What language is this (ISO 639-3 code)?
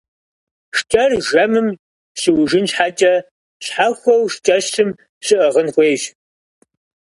kbd